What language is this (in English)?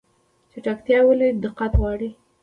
Pashto